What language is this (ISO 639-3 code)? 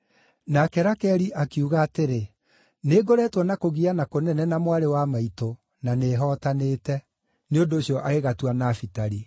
kik